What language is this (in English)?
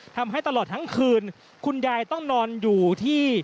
Thai